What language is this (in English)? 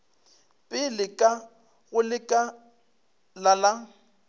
Northern Sotho